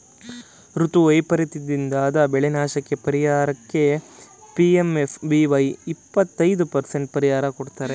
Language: Kannada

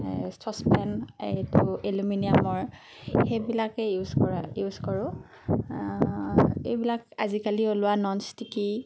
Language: Assamese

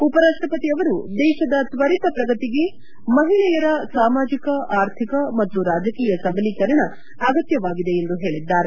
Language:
Kannada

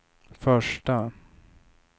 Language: Swedish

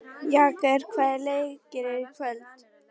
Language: Icelandic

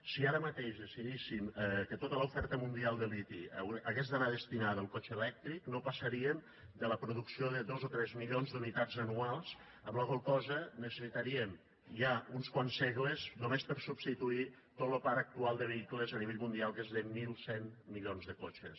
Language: Catalan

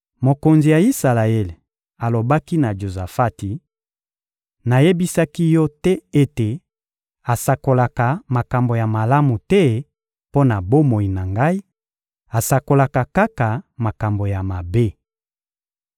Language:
Lingala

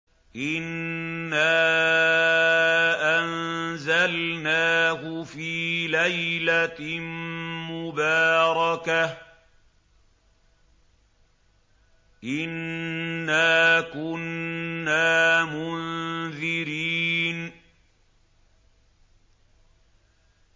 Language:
Arabic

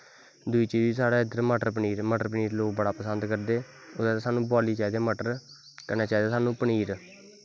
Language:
Dogri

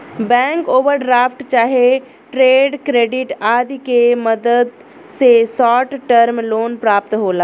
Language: Bhojpuri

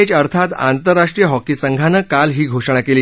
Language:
Marathi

